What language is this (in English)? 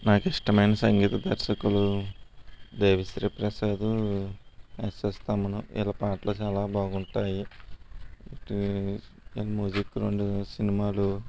Telugu